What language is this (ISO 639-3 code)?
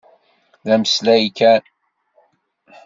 kab